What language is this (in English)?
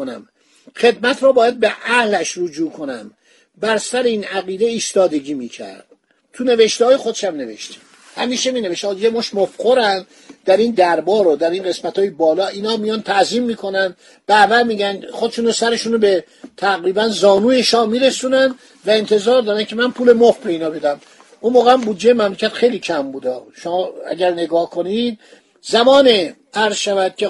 Persian